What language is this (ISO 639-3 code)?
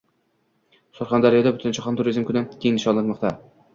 uzb